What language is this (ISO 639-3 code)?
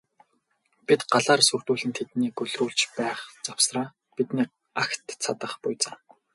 mon